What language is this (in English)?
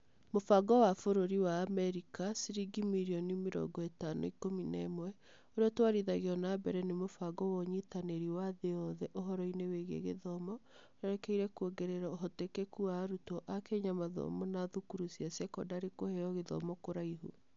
Kikuyu